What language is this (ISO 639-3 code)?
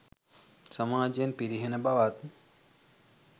sin